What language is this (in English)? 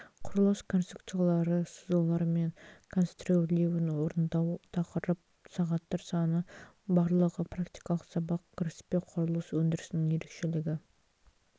Kazakh